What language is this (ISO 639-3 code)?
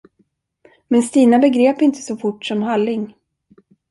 swe